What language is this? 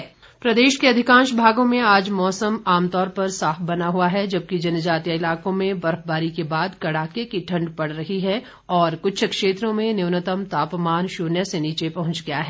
Hindi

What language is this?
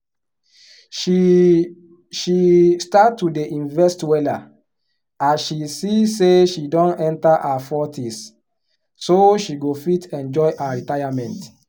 Nigerian Pidgin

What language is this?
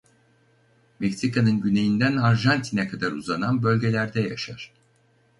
Turkish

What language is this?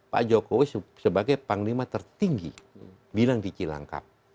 Indonesian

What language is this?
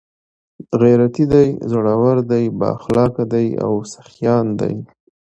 Pashto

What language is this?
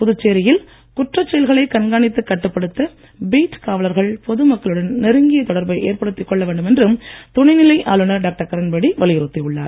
Tamil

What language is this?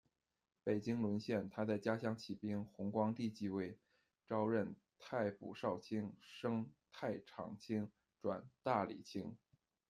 Chinese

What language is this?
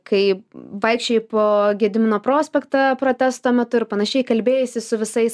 Lithuanian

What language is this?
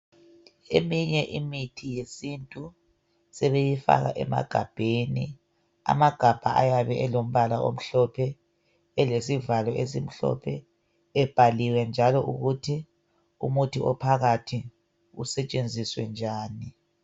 North Ndebele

